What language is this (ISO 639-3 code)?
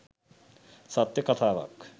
sin